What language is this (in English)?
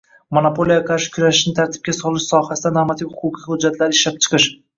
Uzbek